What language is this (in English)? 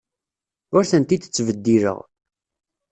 Kabyle